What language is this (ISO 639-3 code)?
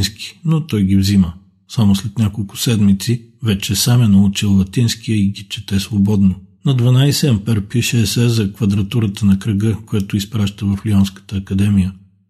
bul